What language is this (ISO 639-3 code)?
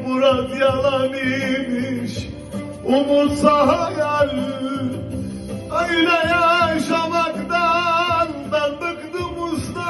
tur